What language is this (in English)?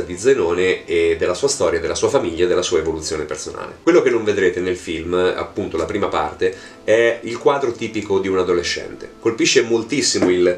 Italian